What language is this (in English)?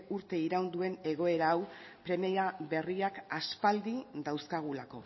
Basque